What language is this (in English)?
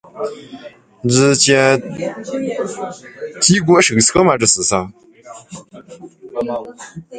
Chinese